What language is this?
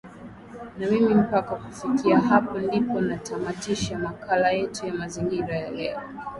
Swahili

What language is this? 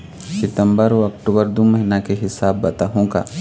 Chhattisgarhi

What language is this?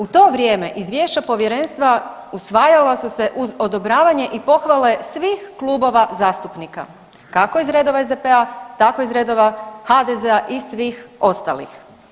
Croatian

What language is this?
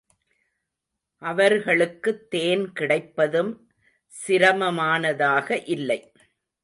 Tamil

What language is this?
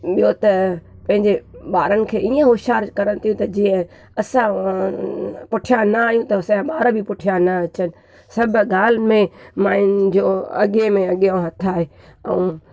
Sindhi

